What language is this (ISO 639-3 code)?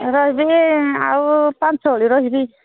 ori